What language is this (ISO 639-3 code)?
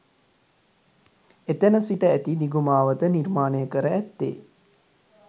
sin